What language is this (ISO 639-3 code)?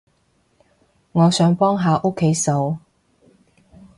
yue